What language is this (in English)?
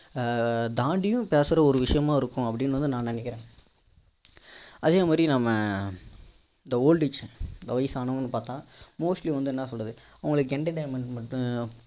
Tamil